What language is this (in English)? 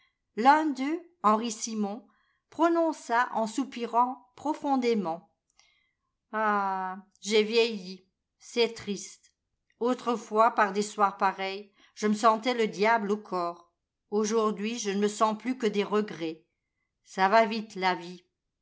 French